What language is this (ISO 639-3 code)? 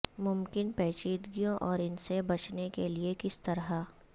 urd